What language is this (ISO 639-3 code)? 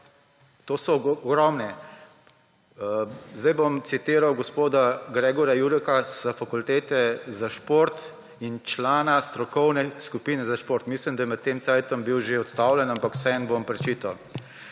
slv